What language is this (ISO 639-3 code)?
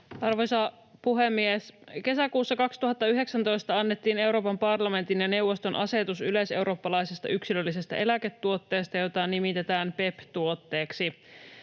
fin